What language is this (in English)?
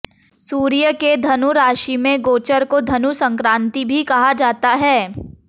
Hindi